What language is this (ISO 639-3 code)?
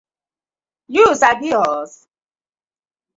pcm